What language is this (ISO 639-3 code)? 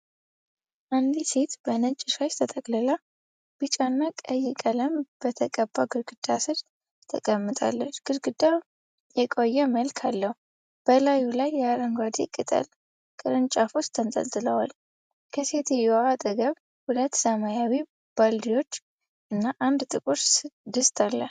amh